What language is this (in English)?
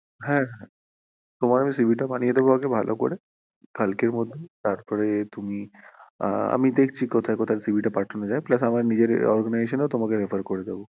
Bangla